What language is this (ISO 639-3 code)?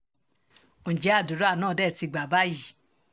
yor